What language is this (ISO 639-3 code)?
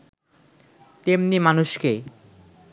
ben